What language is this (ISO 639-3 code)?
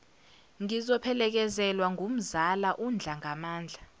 zul